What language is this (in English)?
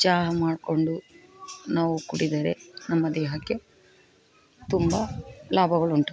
Kannada